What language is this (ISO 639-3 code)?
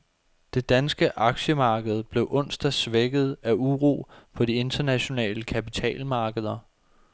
dan